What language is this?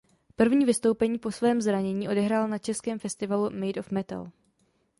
Czech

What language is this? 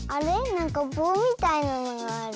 Japanese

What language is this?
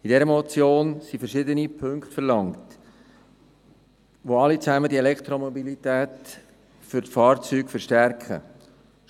Swiss German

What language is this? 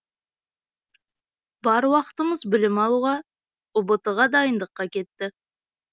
Kazakh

